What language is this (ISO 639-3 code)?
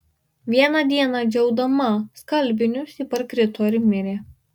lit